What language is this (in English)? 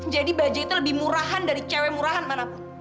Indonesian